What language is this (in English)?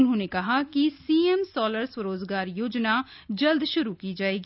Hindi